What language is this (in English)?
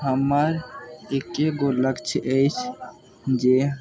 Maithili